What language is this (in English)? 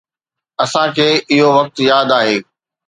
Sindhi